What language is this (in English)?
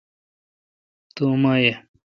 Kalkoti